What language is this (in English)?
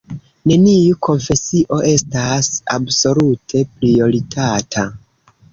Esperanto